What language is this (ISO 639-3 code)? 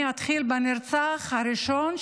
heb